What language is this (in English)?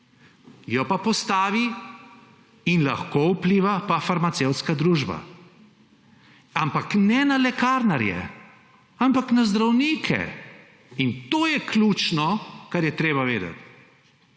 Slovenian